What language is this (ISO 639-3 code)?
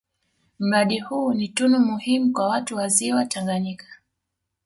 swa